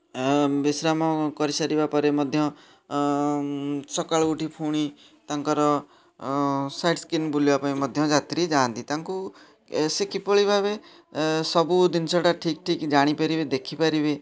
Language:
Odia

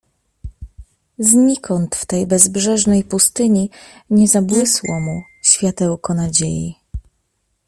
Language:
Polish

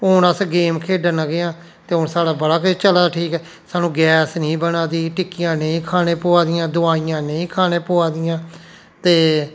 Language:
Dogri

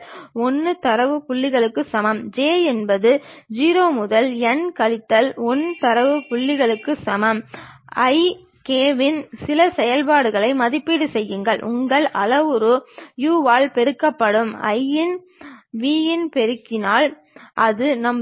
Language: Tamil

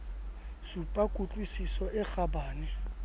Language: Southern Sotho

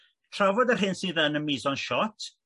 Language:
Welsh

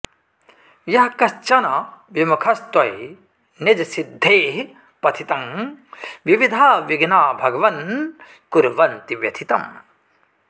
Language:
Sanskrit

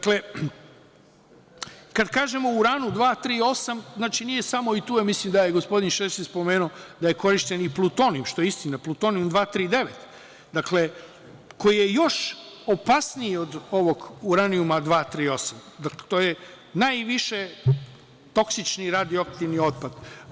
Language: Serbian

